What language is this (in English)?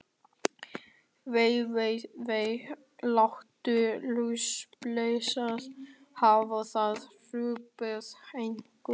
Icelandic